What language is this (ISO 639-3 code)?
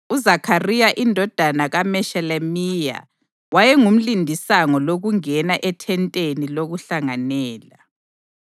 nde